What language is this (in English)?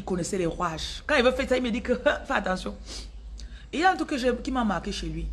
French